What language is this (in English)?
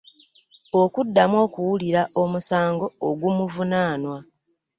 Ganda